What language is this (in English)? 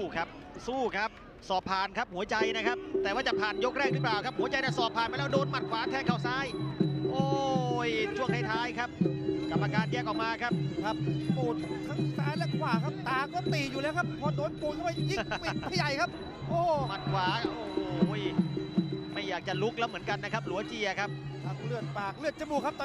Thai